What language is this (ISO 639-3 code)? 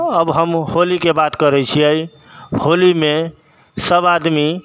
mai